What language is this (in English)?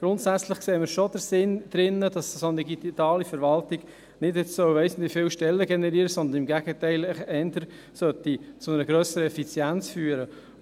Swiss German